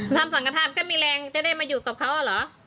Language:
Thai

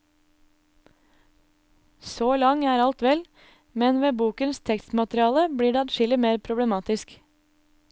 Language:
Norwegian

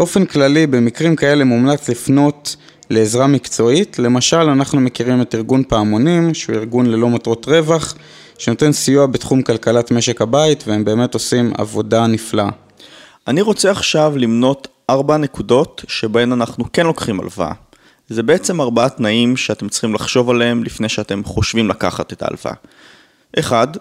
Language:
Hebrew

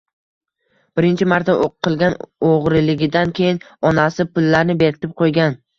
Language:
Uzbek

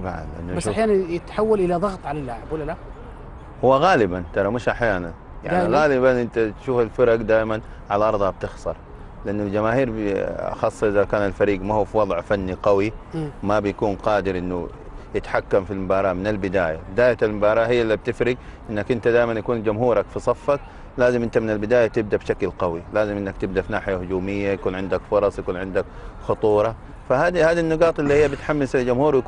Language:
Arabic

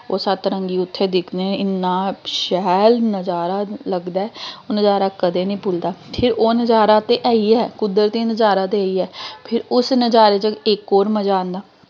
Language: Dogri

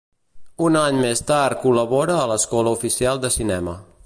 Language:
Catalan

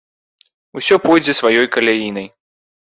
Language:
Belarusian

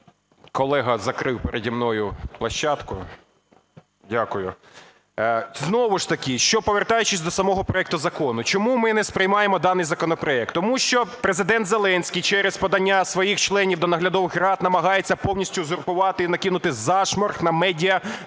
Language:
Ukrainian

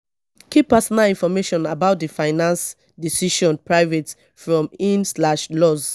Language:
Nigerian Pidgin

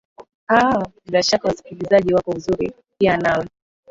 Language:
Swahili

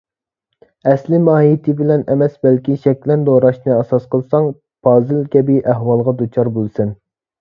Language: Uyghur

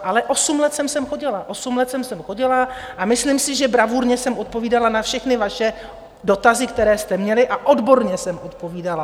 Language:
Czech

